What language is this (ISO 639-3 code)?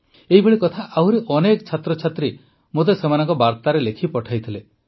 ori